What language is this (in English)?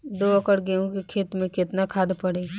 Bhojpuri